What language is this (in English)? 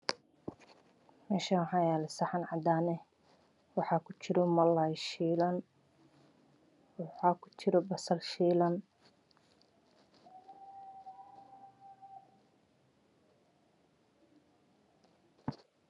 Somali